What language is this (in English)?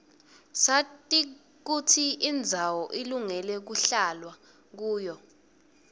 Swati